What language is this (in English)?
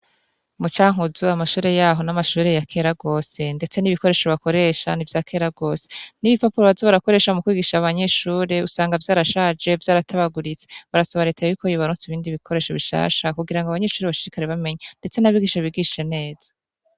Rundi